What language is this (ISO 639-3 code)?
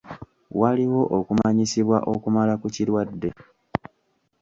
lug